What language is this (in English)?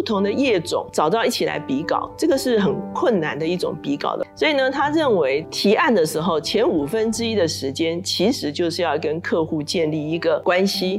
Chinese